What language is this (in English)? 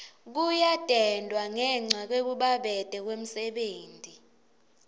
Swati